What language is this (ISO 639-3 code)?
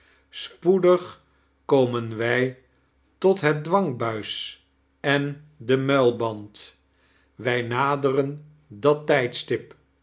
nld